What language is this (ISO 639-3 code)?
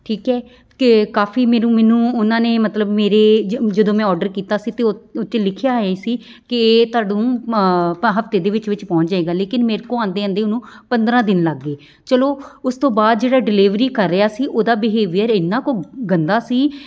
pan